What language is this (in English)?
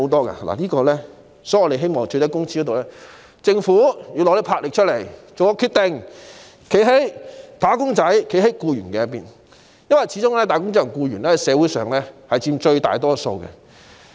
Cantonese